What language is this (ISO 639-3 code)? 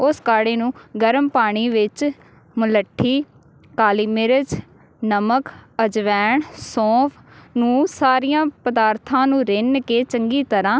pan